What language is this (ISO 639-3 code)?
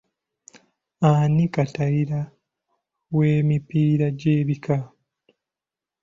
lug